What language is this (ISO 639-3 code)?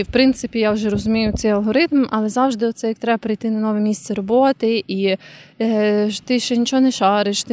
ukr